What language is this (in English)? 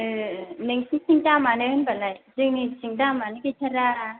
Bodo